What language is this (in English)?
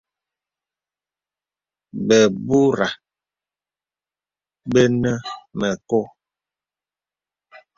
Bebele